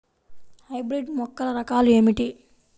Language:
Telugu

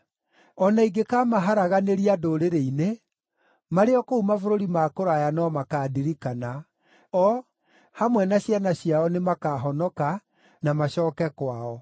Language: Kikuyu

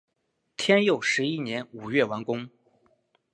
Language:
Chinese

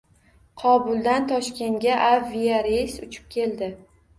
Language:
Uzbek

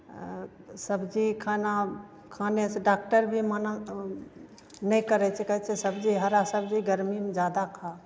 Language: Maithili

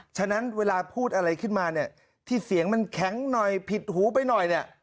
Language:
Thai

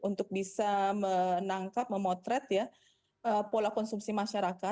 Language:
Indonesian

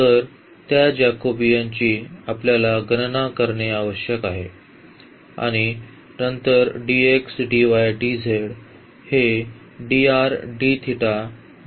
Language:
Marathi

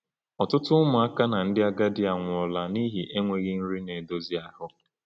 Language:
Igbo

